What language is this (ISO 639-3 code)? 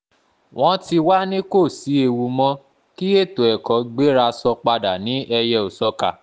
yor